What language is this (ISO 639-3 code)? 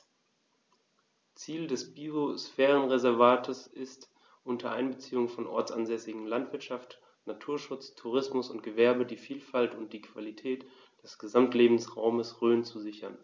deu